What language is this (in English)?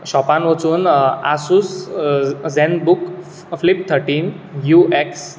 Konkani